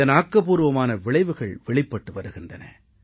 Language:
Tamil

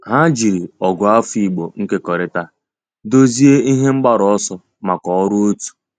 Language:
Igbo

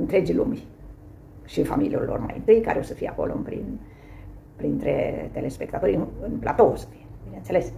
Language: Romanian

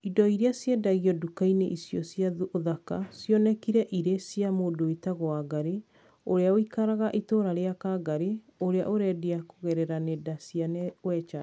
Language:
Kikuyu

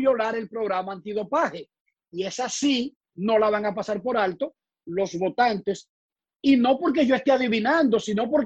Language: Spanish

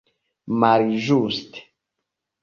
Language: Esperanto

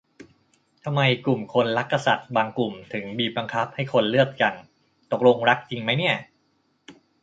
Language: Thai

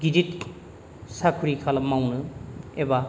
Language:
Bodo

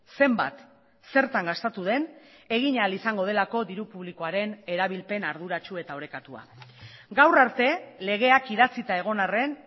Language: Basque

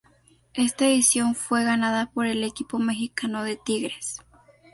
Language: Spanish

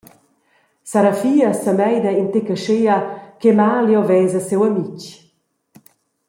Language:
Romansh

